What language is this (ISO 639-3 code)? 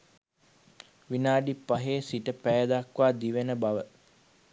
sin